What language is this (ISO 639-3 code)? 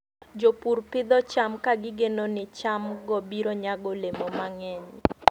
luo